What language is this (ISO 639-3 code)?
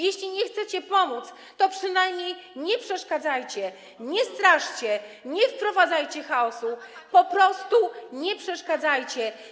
pol